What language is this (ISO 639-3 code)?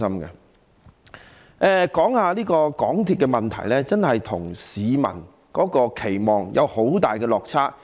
yue